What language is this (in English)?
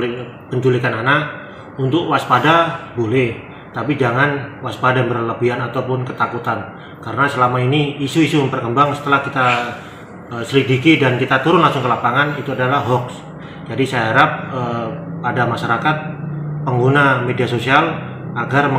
Indonesian